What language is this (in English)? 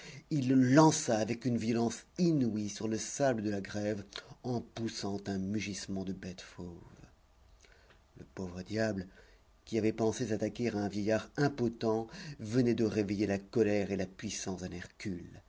French